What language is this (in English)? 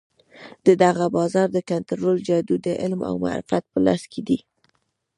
Pashto